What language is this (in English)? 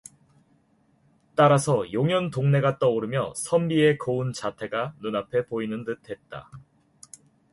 Korean